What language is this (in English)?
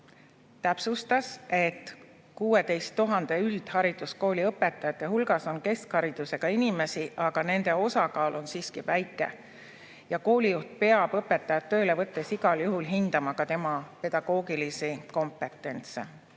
Estonian